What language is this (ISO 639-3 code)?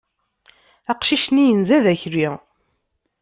kab